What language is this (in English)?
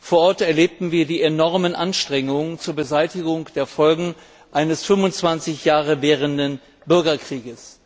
German